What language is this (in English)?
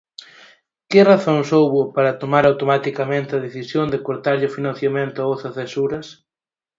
Galician